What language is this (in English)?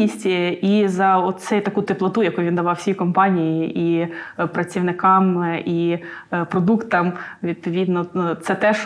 Ukrainian